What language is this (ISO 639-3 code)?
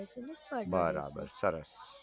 guj